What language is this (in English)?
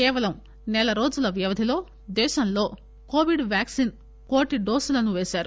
Telugu